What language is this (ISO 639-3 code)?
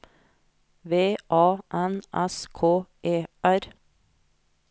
nor